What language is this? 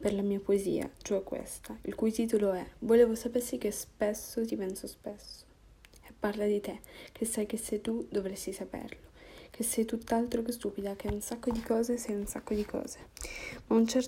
Italian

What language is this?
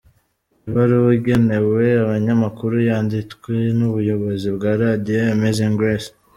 Kinyarwanda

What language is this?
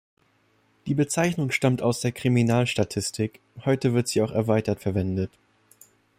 German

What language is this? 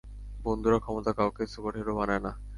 Bangla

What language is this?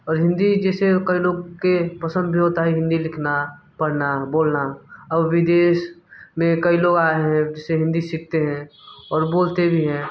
Hindi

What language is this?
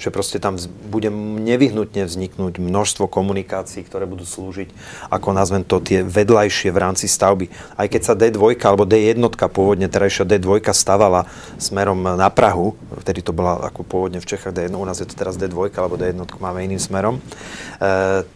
Slovak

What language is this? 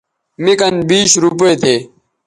Bateri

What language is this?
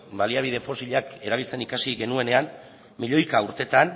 Basque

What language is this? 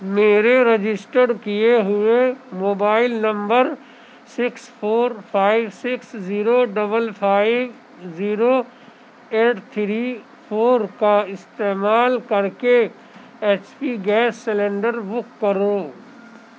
Urdu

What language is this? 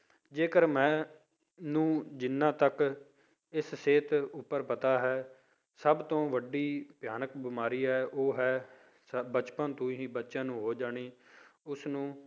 Punjabi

